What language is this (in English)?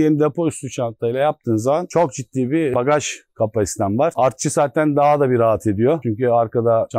Turkish